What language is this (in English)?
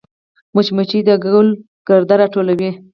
Pashto